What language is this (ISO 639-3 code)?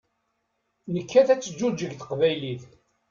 kab